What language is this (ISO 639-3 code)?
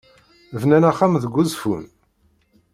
kab